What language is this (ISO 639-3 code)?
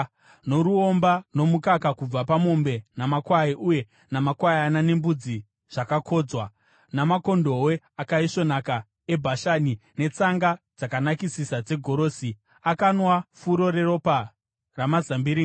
sna